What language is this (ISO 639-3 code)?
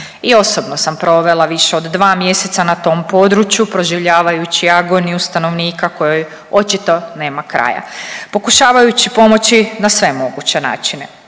hrv